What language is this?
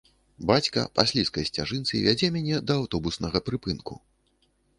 Belarusian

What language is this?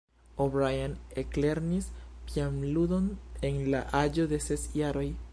Esperanto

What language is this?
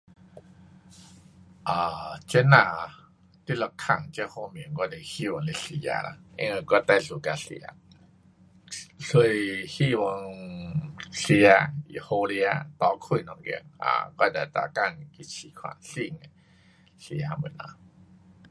Pu-Xian Chinese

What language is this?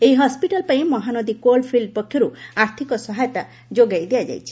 Odia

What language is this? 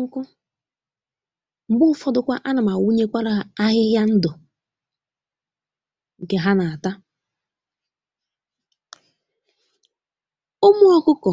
Igbo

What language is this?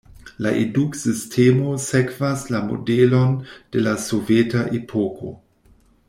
Esperanto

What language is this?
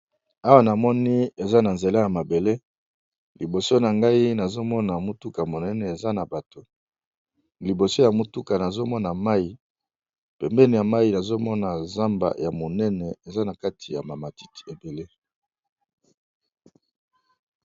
Lingala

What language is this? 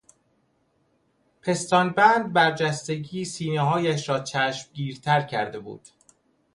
Persian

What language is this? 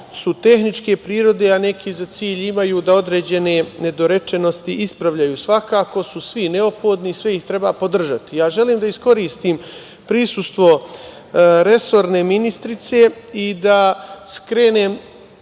Serbian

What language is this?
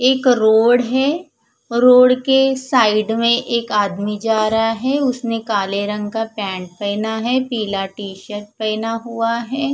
Hindi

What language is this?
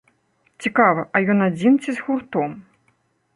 Belarusian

